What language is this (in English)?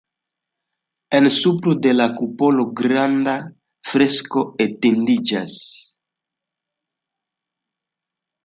Esperanto